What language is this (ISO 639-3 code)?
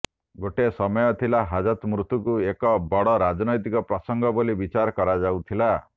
ori